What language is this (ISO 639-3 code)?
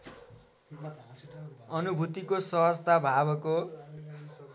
nep